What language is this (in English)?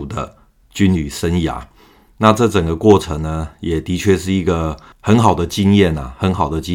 Chinese